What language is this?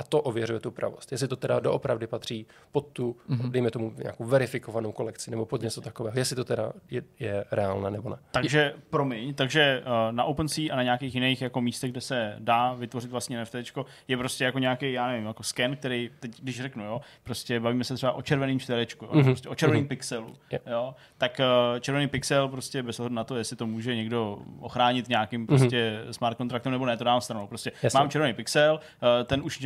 Czech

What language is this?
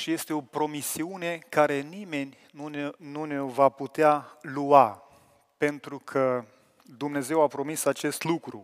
Romanian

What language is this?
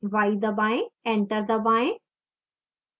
Hindi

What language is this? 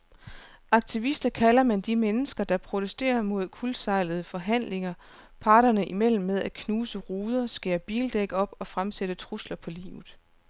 Danish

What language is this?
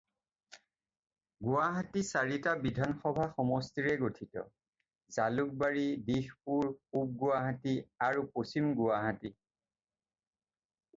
Assamese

